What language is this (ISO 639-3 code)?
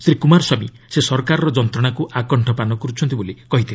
ori